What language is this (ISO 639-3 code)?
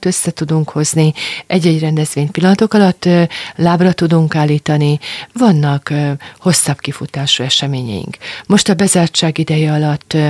hun